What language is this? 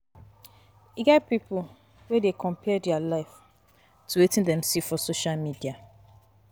Nigerian Pidgin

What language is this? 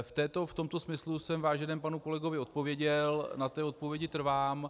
Czech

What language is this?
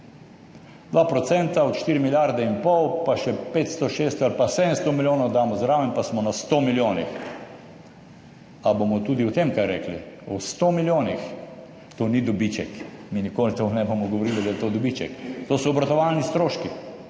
Slovenian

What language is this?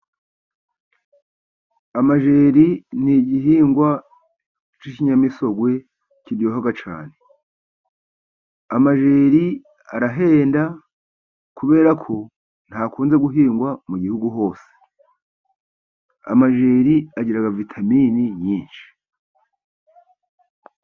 Kinyarwanda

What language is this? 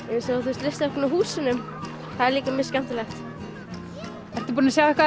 Icelandic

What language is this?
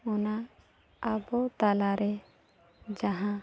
Santali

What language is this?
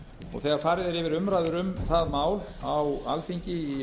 Icelandic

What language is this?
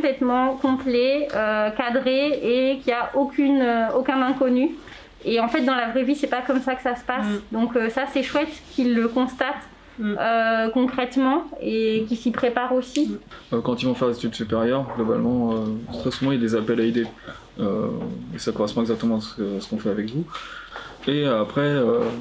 French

